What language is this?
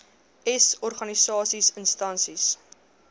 Afrikaans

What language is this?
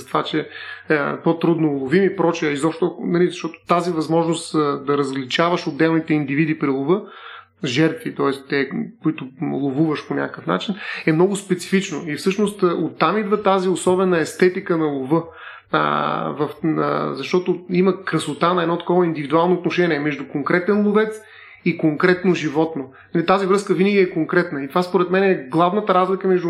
Bulgarian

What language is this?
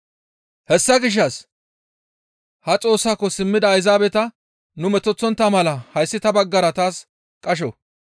Gamo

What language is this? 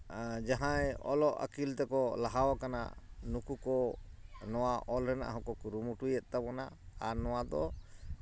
Santali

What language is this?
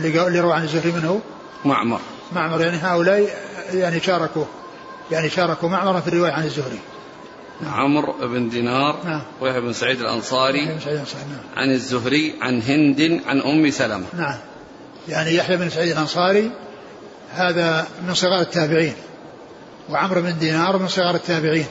Arabic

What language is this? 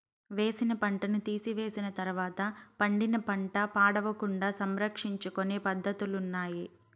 Telugu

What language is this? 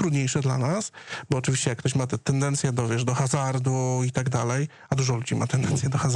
Polish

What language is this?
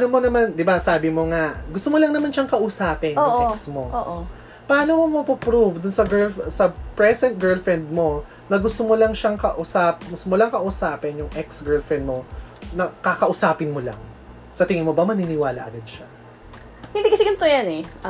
Filipino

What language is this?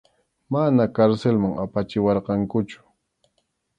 Arequipa-La Unión Quechua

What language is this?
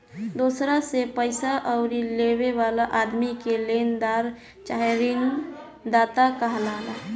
Bhojpuri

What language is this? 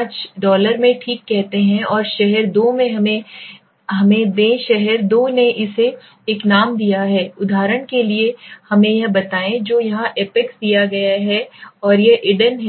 Hindi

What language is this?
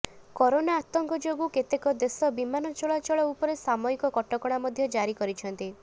Odia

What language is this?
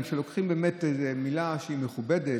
Hebrew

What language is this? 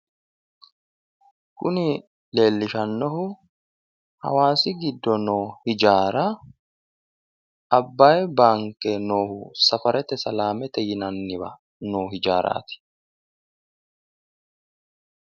Sidamo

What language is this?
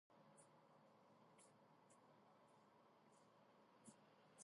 Georgian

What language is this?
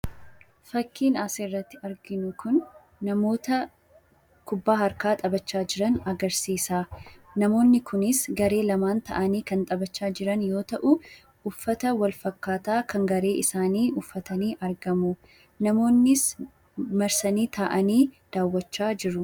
Oromo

